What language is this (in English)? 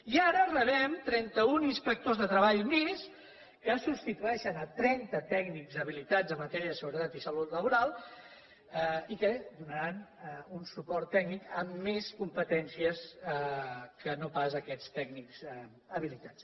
Catalan